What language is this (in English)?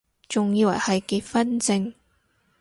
Cantonese